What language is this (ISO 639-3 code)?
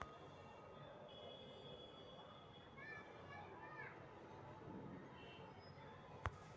mag